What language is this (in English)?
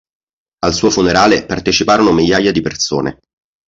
Italian